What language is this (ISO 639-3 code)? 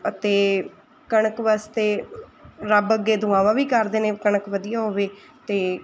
pan